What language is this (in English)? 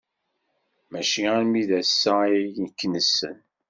Kabyle